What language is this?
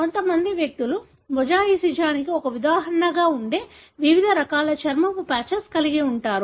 Telugu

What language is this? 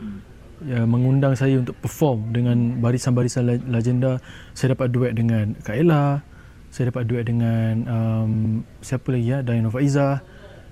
Malay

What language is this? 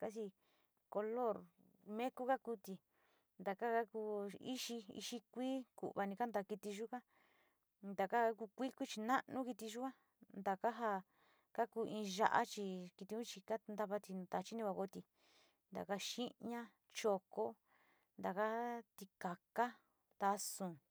Sinicahua Mixtec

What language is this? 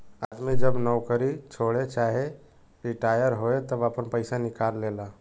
Bhojpuri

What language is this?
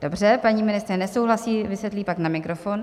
Czech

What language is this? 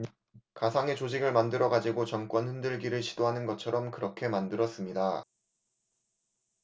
Korean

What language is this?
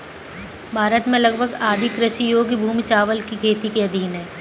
Hindi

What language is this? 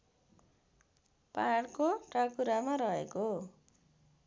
Nepali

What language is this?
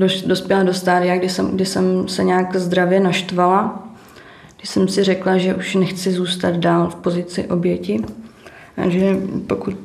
Czech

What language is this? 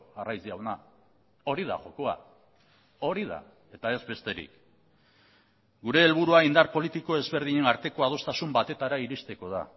Basque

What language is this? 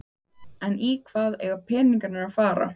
Icelandic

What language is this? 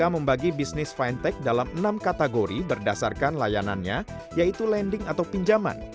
Indonesian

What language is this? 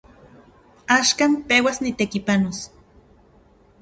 Central Puebla Nahuatl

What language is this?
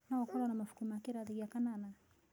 Kikuyu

